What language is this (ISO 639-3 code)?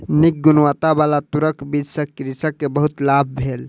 mai